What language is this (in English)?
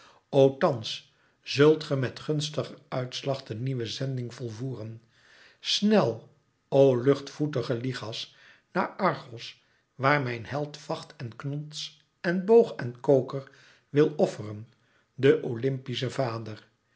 Dutch